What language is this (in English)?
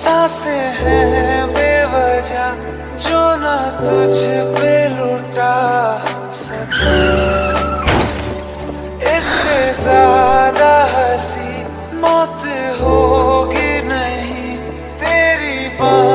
Indonesian